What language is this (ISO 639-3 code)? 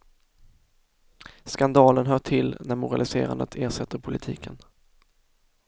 swe